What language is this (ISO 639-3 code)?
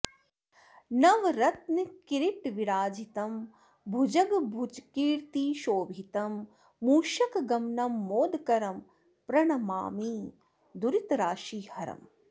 san